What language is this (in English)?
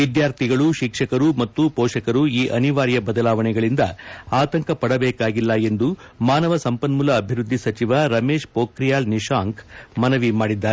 Kannada